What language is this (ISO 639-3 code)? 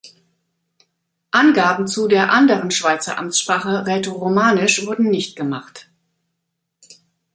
deu